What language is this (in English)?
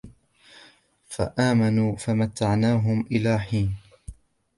Arabic